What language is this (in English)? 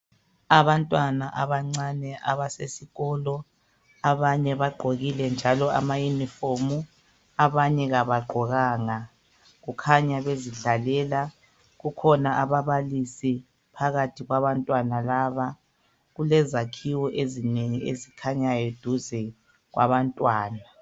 North Ndebele